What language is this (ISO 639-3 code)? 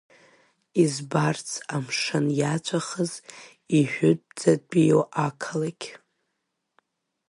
abk